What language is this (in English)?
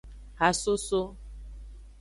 Aja (Benin)